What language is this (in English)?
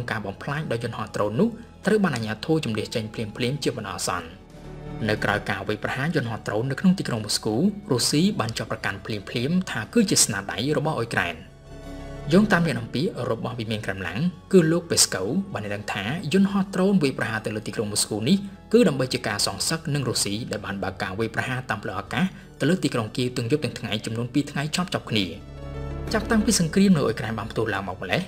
Thai